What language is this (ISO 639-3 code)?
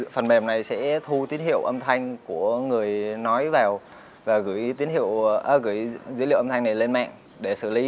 vie